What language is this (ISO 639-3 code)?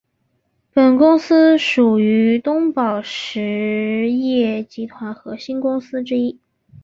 zho